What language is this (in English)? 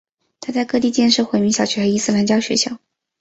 Chinese